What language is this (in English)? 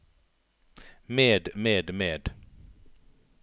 Norwegian